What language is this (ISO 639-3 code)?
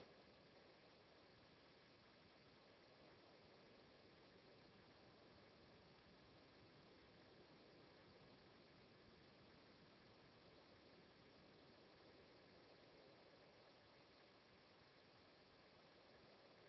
ita